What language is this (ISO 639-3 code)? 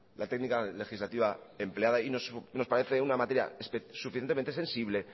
spa